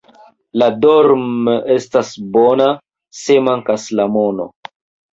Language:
Esperanto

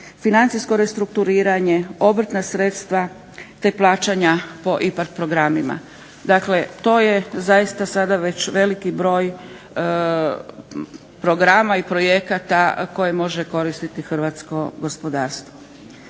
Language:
Croatian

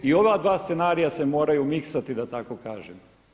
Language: Croatian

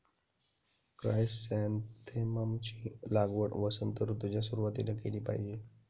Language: Marathi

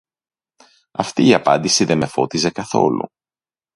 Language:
Greek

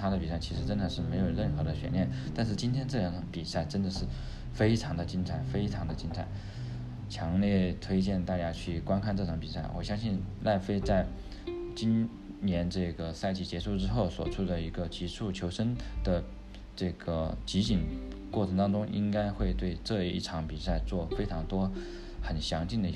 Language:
Chinese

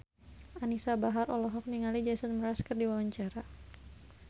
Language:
Sundanese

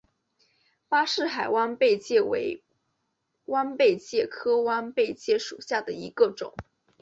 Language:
Chinese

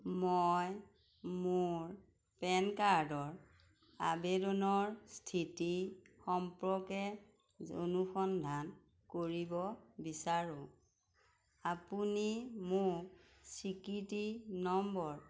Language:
Assamese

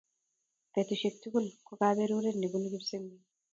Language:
Kalenjin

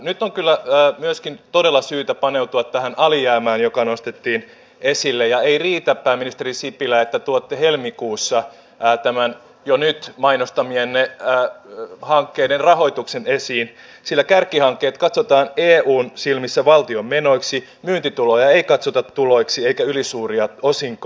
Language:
Finnish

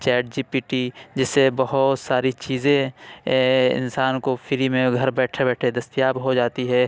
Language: Urdu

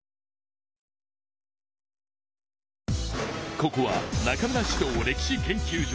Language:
Japanese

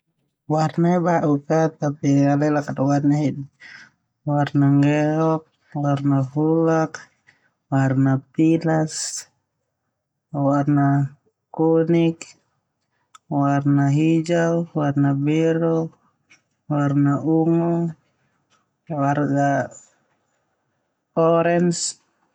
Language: Termanu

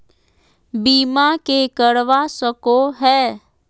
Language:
Magahi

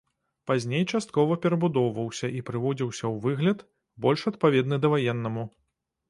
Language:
Belarusian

